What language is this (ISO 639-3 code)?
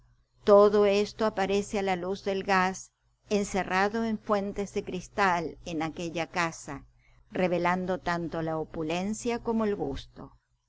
spa